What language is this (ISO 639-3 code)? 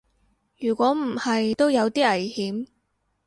yue